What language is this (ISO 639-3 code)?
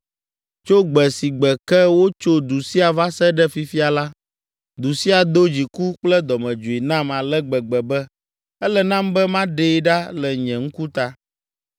ewe